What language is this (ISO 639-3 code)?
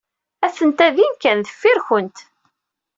kab